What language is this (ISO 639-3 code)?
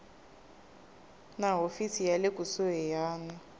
tso